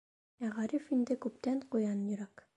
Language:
Bashkir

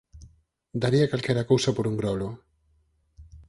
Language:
Galician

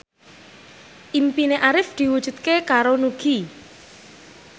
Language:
Javanese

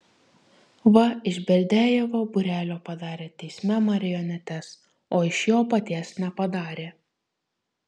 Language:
Lithuanian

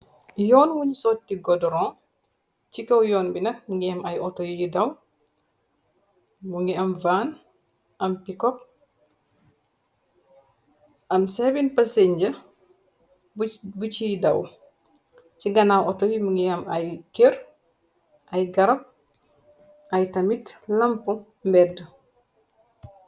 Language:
Wolof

